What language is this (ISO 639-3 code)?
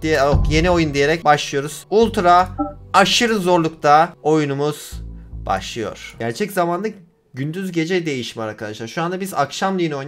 tur